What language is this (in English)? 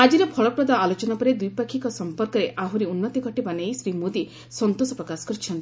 Odia